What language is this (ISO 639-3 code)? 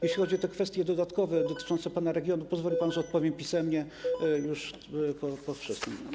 pol